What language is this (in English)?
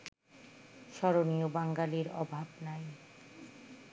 Bangla